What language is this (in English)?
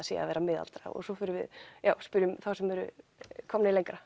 Icelandic